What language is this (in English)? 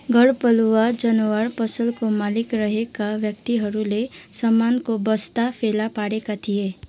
Nepali